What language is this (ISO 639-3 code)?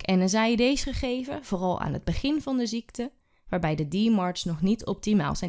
nld